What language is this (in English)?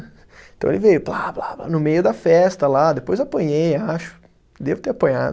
Portuguese